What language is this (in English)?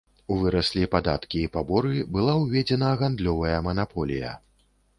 Belarusian